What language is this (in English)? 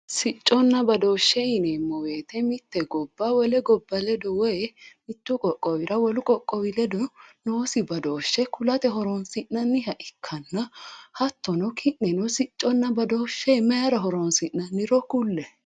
Sidamo